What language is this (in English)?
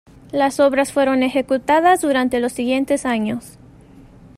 Spanish